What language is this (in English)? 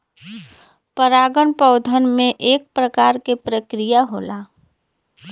Bhojpuri